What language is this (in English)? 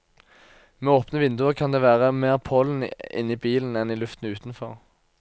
Norwegian